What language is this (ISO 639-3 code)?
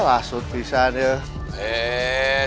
ind